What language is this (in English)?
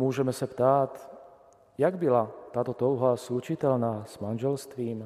Czech